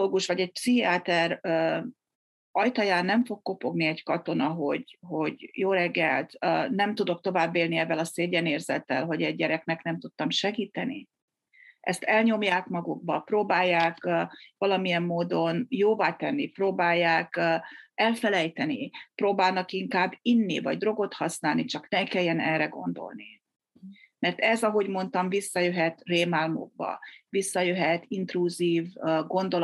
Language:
Hungarian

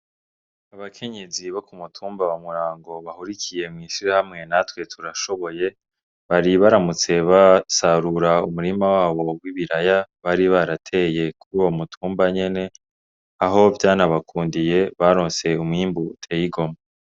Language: Rundi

